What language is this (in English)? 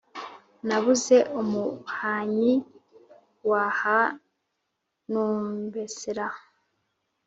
Kinyarwanda